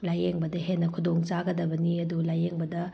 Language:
Manipuri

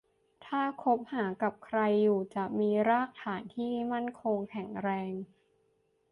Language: Thai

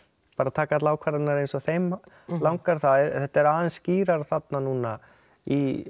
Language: Icelandic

